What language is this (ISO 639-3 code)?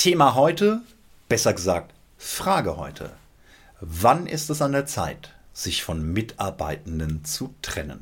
deu